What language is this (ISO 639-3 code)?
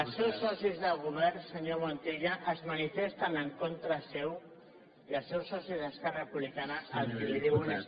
cat